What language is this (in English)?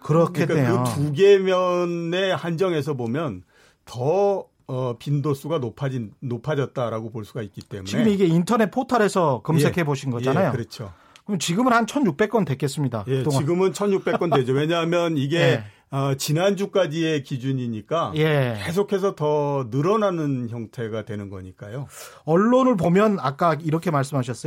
Korean